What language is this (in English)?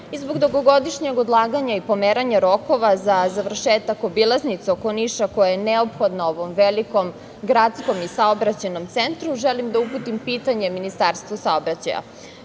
Serbian